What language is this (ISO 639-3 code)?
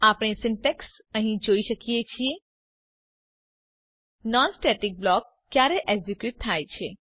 guj